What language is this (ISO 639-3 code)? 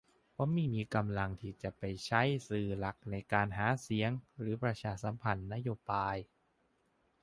tha